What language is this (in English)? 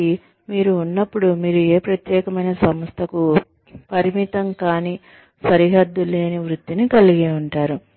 Telugu